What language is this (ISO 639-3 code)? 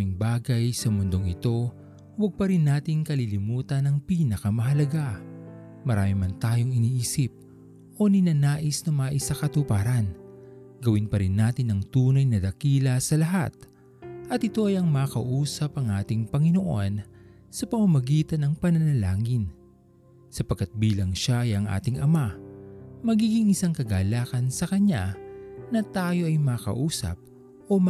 fil